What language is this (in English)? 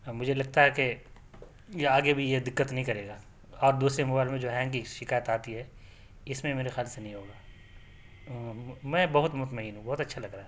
Urdu